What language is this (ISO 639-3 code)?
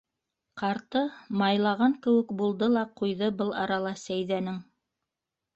bak